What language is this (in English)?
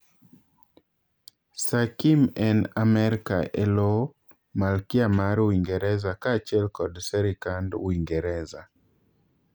Luo (Kenya and Tanzania)